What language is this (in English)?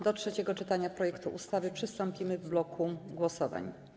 Polish